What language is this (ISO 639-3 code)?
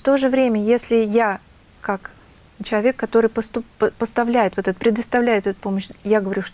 rus